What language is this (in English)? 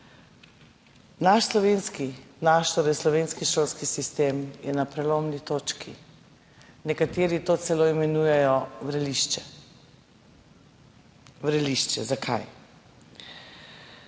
Slovenian